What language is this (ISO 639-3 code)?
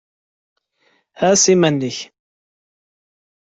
kab